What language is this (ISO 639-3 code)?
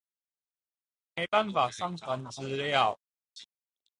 zho